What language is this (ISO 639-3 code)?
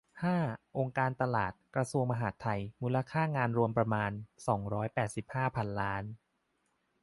tha